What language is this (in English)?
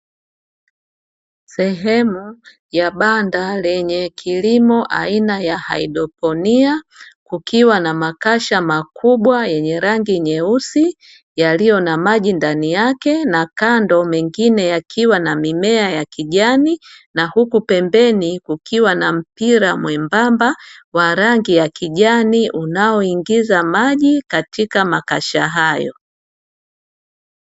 Swahili